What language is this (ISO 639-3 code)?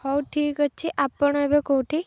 ori